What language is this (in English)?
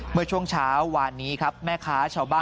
Thai